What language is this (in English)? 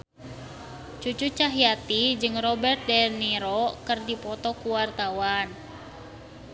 Sundanese